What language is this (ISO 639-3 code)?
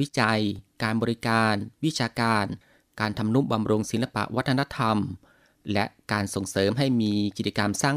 tha